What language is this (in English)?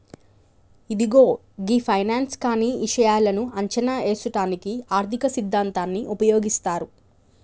Telugu